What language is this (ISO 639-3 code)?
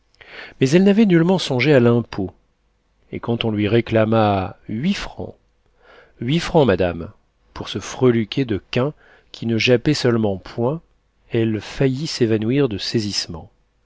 fra